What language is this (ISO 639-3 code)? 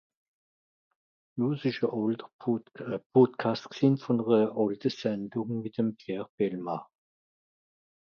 gsw